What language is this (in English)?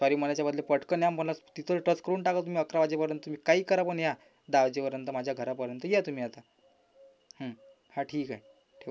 Marathi